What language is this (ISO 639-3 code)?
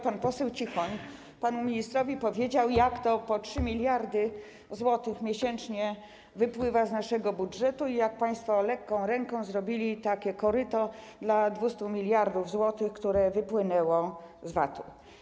pol